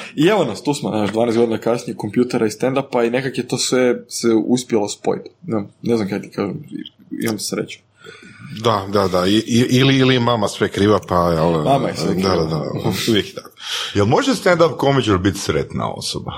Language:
Croatian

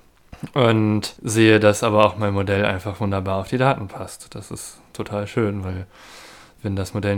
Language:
German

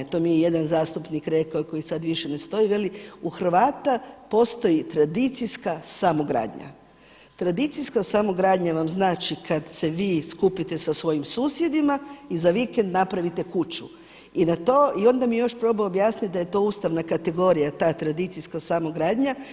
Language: Croatian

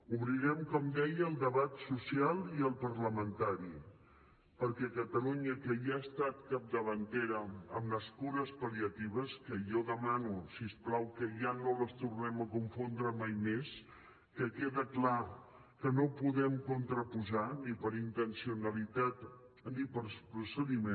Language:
Catalan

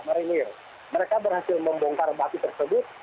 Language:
Indonesian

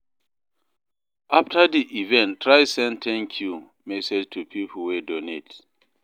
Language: Nigerian Pidgin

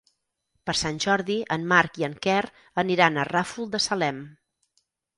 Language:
Catalan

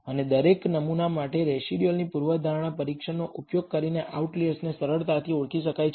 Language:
Gujarati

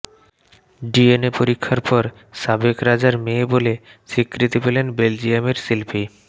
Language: Bangla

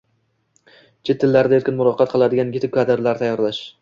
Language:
Uzbek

